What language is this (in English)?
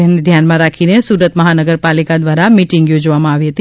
Gujarati